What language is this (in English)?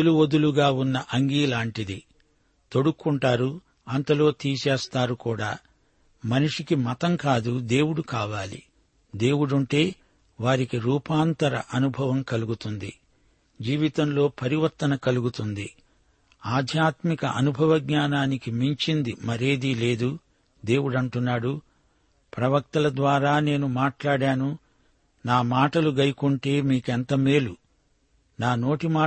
Telugu